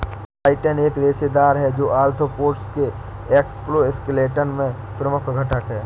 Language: Hindi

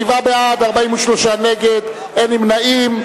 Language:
Hebrew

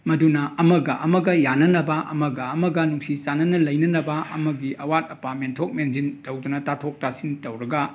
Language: Manipuri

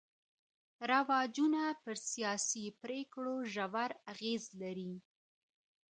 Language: Pashto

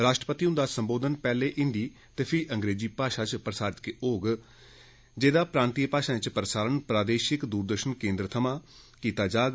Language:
Dogri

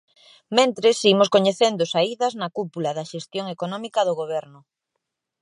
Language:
Galician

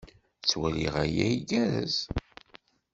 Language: Kabyle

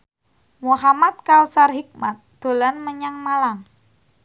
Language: Javanese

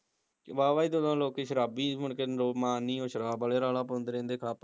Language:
Punjabi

